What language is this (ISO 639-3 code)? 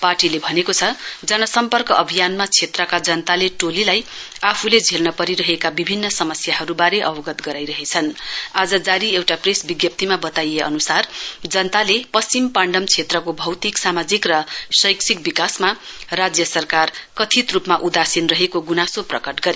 nep